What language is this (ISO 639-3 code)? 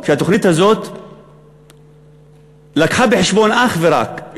heb